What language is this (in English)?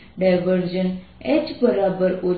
Gujarati